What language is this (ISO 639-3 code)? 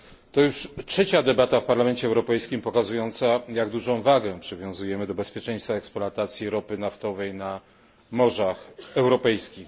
pol